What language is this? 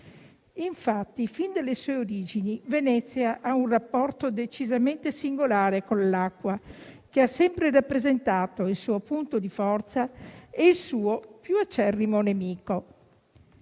Italian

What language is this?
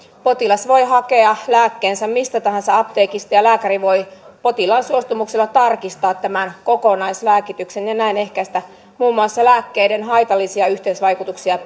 Finnish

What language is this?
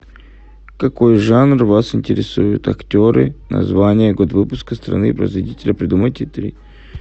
Russian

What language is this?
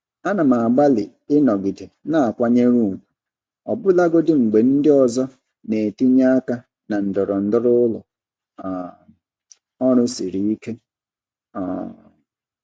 Igbo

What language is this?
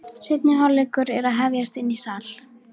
Icelandic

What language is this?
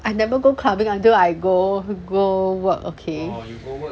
English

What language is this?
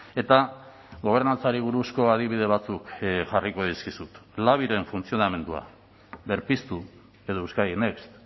Basque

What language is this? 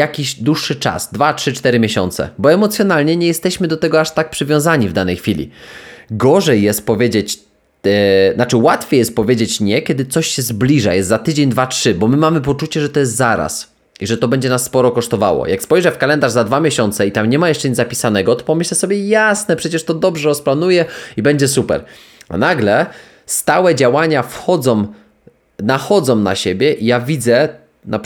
Polish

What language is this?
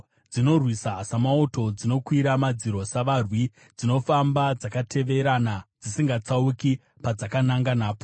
Shona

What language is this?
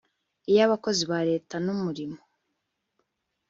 Kinyarwanda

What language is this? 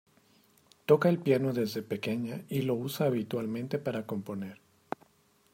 Spanish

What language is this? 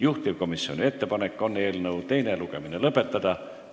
Estonian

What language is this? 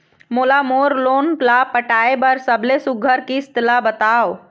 Chhattisgarhi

